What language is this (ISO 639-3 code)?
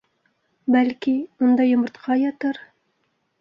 bak